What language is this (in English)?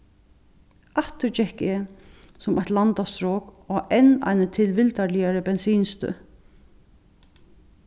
Faroese